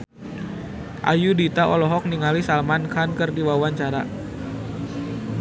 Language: Sundanese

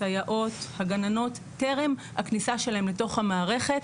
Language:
Hebrew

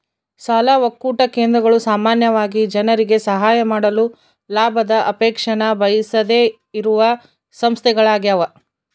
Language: Kannada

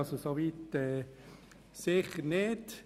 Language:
Swiss German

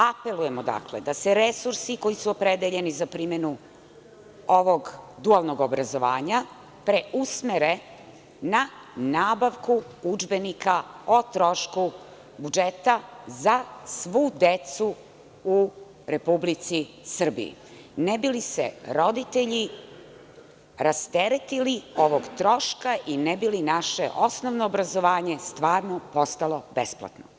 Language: Serbian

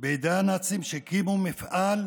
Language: Hebrew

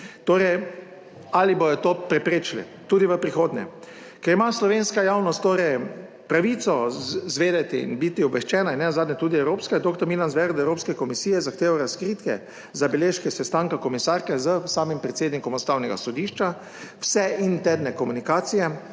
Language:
Slovenian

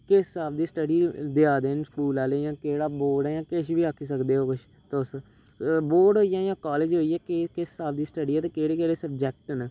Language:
Dogri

